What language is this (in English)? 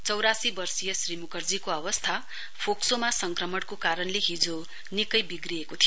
Nepali